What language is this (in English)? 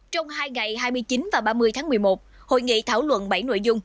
Vietnamese